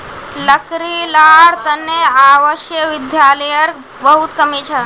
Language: Magahi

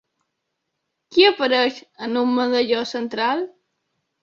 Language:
Catalan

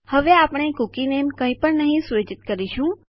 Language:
Gujarati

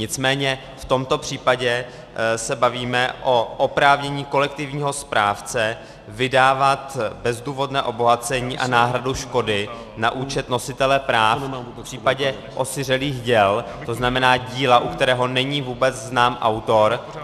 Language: Czech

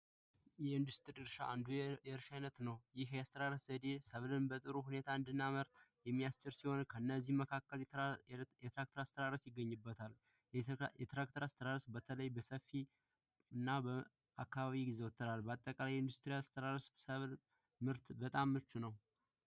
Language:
Amharic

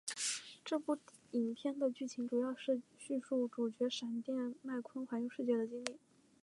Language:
Chinese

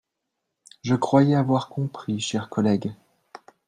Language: French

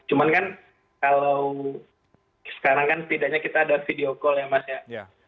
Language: Indonesian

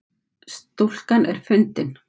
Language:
Icelandic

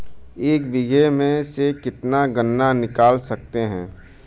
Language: Hindi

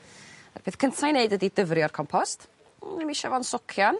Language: Welsh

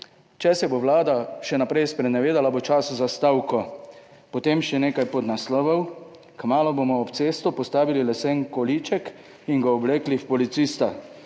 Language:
Slovenian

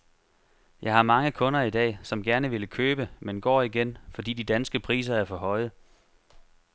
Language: Danish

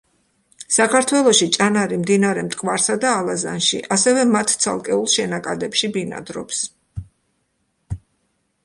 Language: Georgian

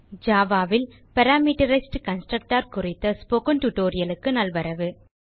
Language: Tamil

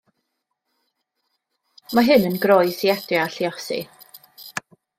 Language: Welsh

